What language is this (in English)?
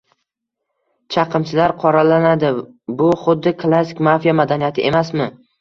Uzbek